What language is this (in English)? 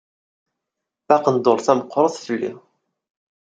Kabyle